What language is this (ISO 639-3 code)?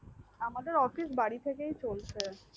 ben